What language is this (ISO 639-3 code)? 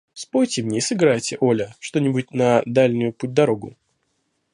rus